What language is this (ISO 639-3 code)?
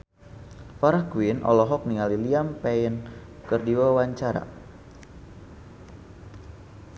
sun